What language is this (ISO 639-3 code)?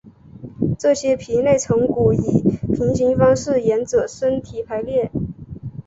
zho